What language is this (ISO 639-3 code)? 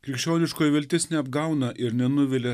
lit